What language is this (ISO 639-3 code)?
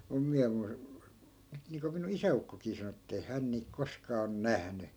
fin